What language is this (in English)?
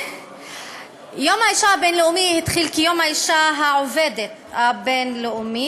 Hebrew